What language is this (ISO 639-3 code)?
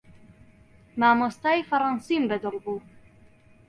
ckb